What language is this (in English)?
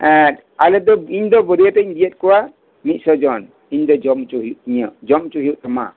Santali